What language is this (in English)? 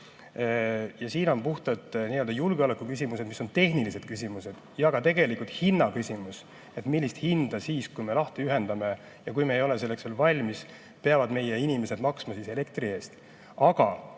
Estonian